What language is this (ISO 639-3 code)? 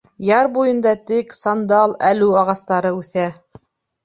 bak